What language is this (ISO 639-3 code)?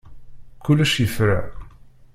kab